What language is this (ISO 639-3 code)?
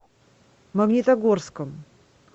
rus